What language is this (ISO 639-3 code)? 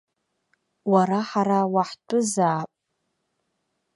abk